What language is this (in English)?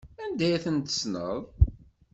Kabyle